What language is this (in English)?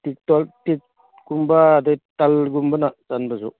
Manipuri